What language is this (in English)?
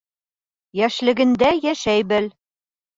Bashkir